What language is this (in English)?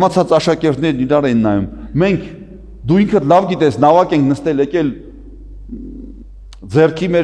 Turkish